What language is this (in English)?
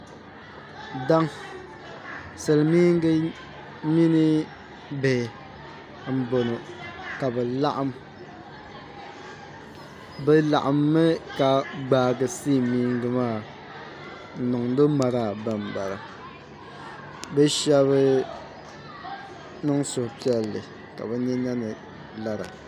Dagbani